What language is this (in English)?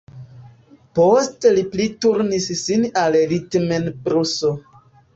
Esperanto